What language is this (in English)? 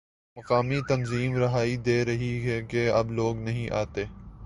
Urdu